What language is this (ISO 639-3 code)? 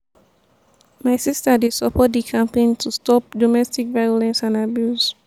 pcm